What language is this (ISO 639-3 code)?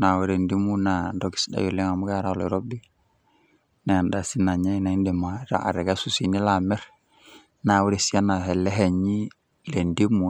mas